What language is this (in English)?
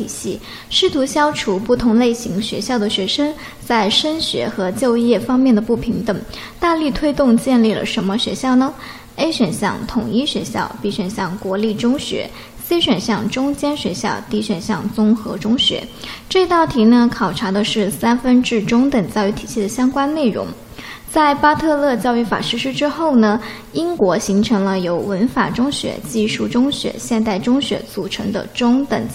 Chinese